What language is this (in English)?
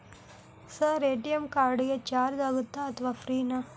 Kannada